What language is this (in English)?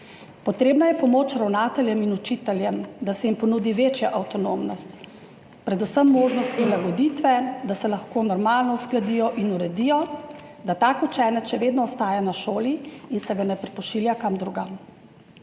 Slovenian